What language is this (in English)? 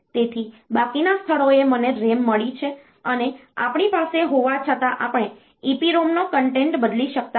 Gujarati